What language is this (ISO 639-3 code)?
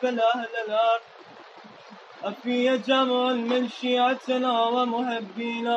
urd